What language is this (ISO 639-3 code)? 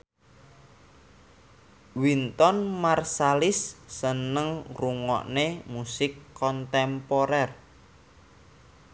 jav